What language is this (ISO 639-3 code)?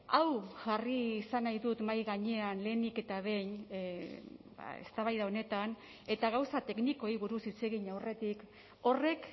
eus